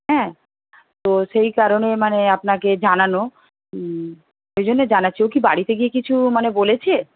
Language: Bangla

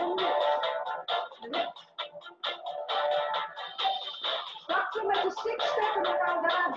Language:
Dutch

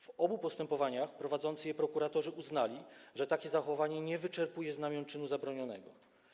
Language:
Polish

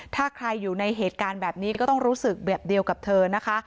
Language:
Thai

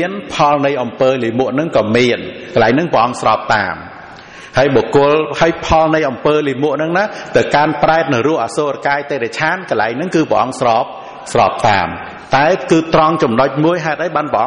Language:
Vietnamese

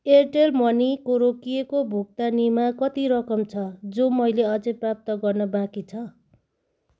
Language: Nepali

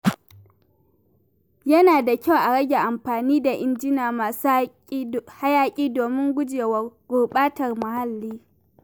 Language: Hausa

